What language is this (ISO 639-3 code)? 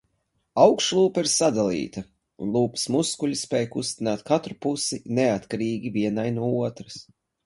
lav